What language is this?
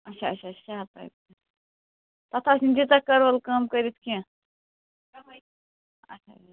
Kashmiri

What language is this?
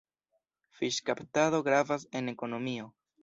Esperanto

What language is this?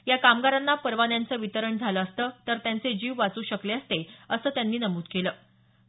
Marathi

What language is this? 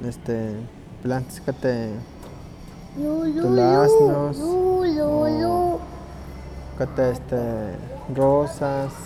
Huaxcaleca Nahuatl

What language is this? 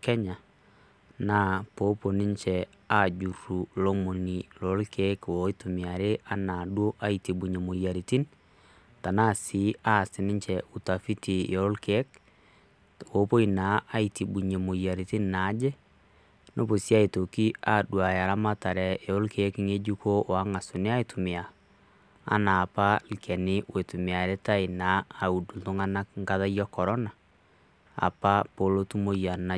Masai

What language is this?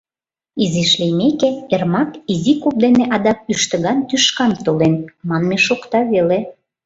Mari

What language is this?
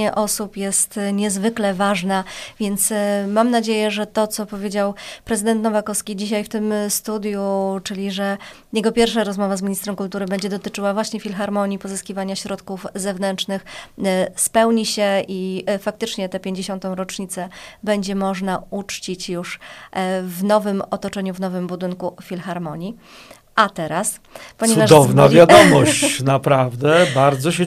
Polish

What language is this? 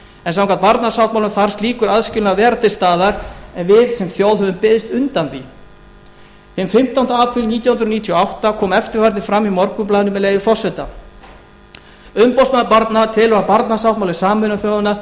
Icelandic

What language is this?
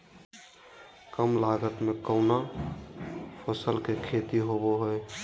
Magahi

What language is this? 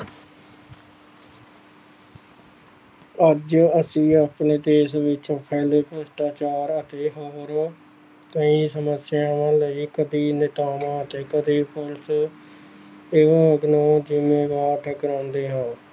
Punjabi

